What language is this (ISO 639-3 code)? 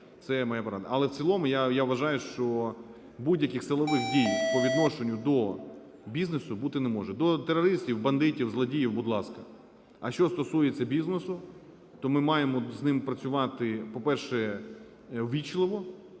ukr